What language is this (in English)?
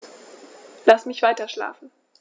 German